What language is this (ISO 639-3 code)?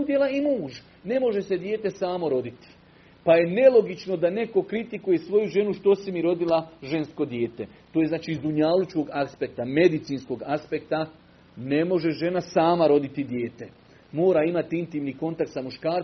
hrv